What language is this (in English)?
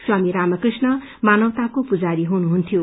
Nepali